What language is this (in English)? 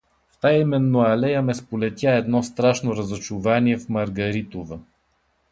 Bulgarian